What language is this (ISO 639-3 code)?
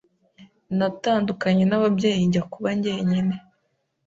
kin